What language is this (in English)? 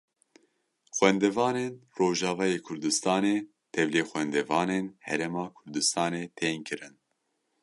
Kurdish